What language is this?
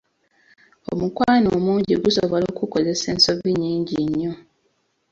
Ganda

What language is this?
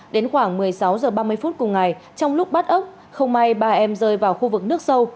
Vietnamese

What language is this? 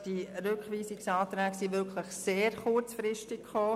Swiss German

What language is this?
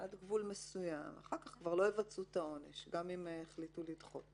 Hebrew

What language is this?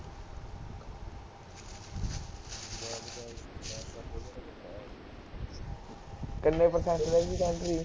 Punjabi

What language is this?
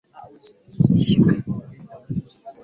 Swahili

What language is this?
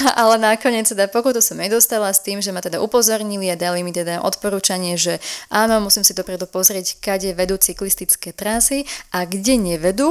Slovak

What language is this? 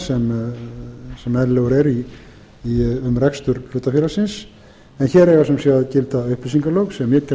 Icelandic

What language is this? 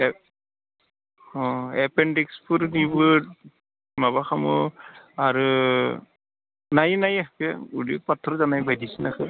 Bodo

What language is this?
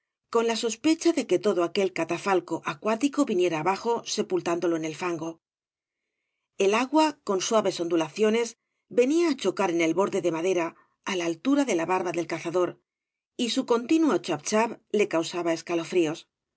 Spanish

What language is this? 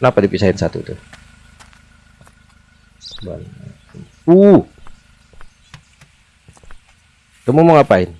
Indonesian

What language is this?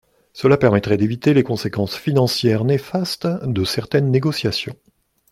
French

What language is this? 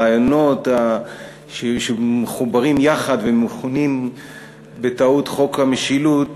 Hebrew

